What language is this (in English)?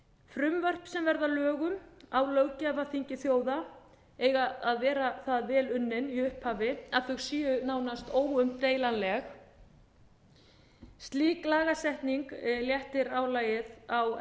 Icelandic